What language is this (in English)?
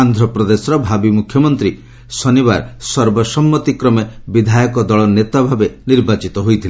Odia